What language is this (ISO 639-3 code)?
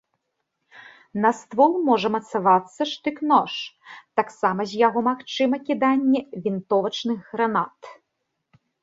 bel